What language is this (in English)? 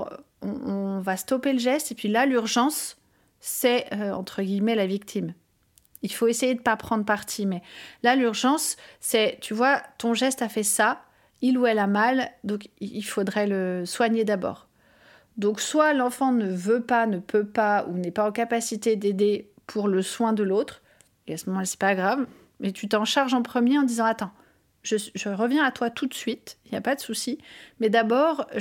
French